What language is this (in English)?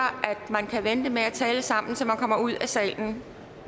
Danish